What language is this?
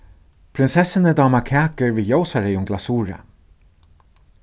Faroese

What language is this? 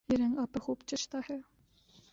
Urdu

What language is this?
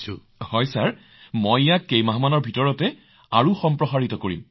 Assamese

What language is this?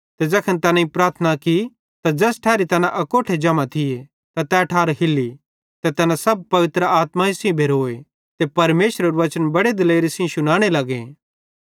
Bhadrawahi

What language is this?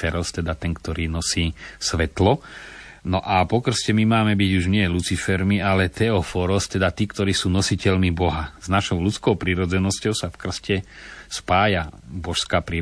Slovak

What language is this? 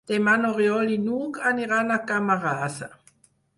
Catalan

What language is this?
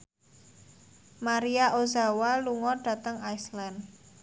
Javanese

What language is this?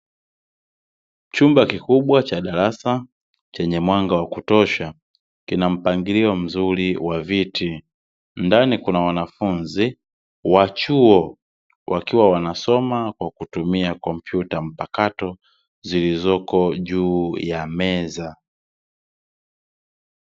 Swahili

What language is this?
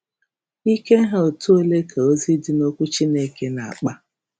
Igbo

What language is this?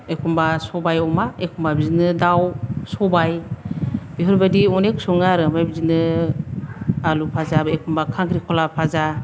Bodo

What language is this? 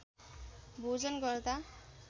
Nepali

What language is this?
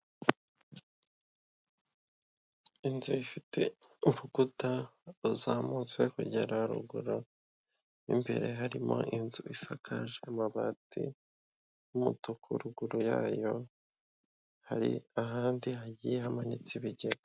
Kinyarwanda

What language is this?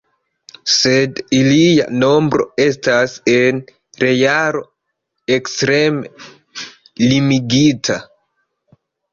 Esperanto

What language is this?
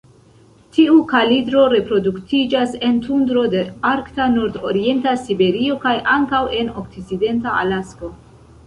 Esperanto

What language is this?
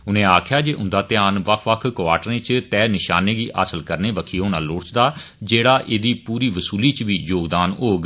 Dogri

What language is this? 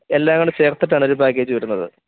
Malayalam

